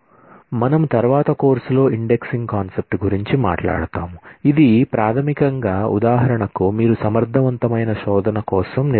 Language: Telugu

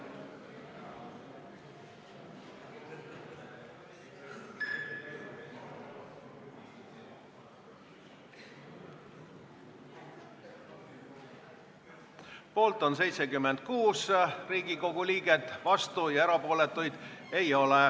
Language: Estonian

